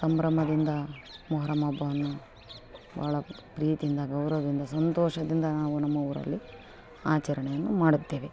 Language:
Kannada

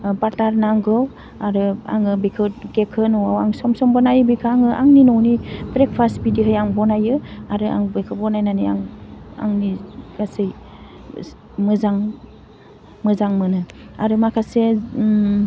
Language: Bodo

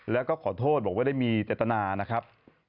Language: Thai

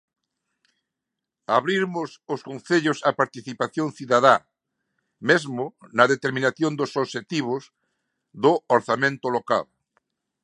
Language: Galician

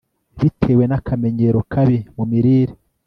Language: Kinyarwanda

